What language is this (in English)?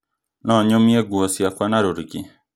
Kikuyu